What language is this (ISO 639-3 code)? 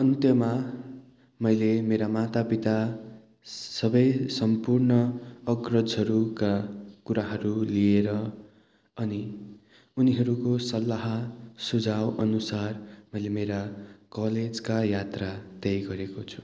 nep